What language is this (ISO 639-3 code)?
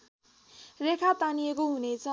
nep